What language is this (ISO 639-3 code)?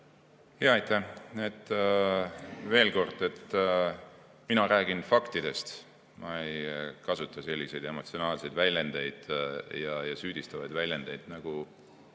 est